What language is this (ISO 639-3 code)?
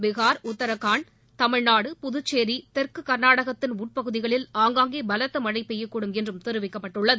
tam